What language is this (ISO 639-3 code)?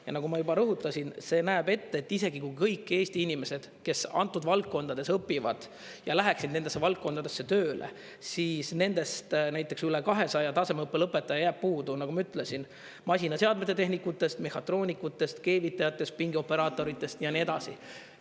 est